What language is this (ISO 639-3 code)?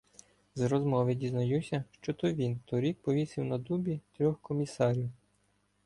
ukr